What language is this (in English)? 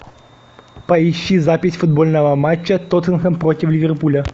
Russian